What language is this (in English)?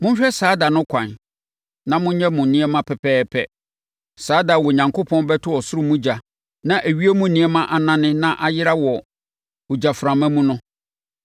Akan